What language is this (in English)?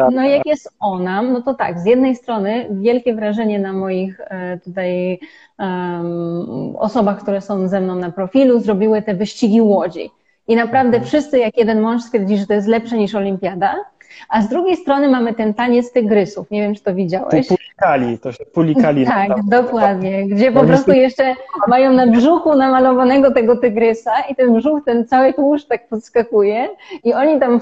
Polish